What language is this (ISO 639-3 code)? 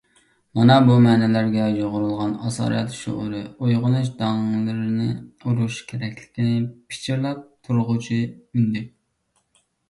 uig